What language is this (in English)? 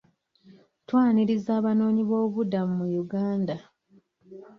Ganda